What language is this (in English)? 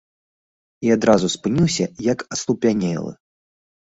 Belarusian